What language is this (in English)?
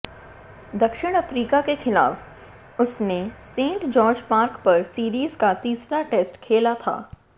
Hindi